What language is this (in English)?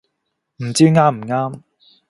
Cantonese